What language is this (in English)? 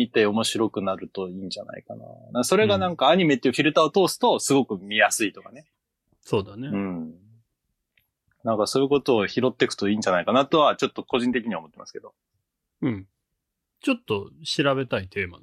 Japanese